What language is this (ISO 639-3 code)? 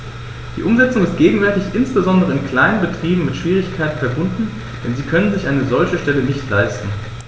deu